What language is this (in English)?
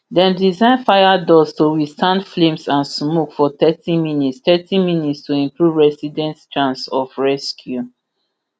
Nigerian Pidgin